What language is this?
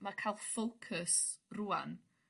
Welsh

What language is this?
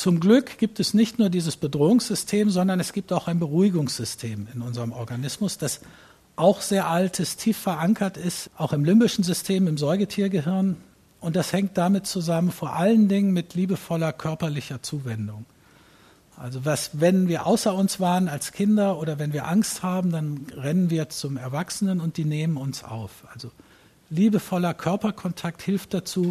German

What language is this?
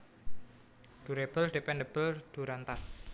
Javanese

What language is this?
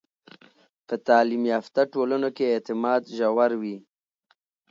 Pashto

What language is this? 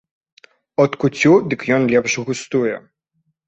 Belarusian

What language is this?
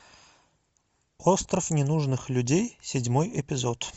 Russian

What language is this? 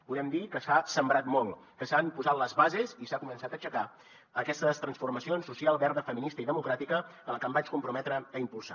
Catalan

